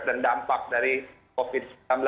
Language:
Indonesian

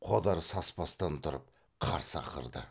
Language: Kazakh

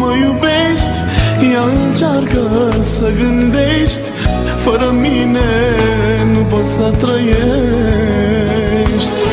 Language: Romanian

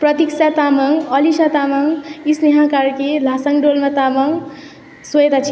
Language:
Nepali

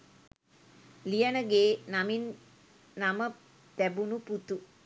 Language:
Sinhala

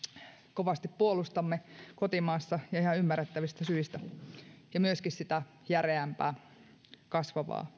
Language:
Finnish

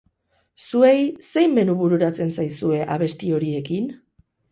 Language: Basque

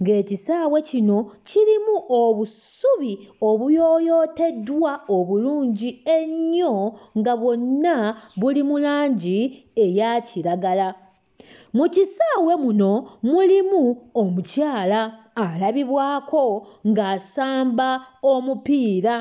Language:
Ganda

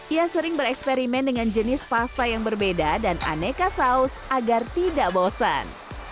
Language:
Indonesian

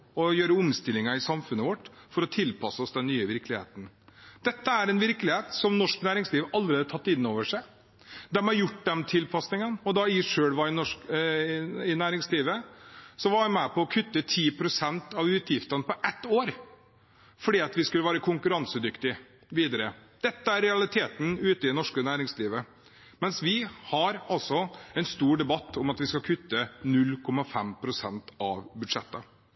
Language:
Norwegian Bokmål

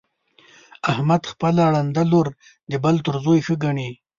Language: Pashto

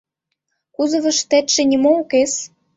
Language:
Mari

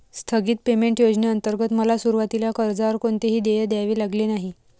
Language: Marathi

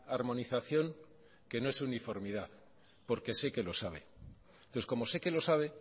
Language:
Spanish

